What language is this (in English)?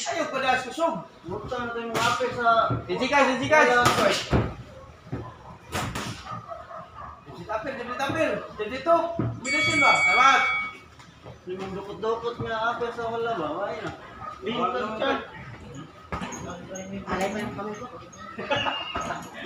Indonesian